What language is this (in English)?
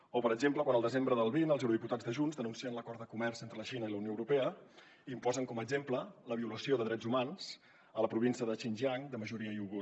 Catalan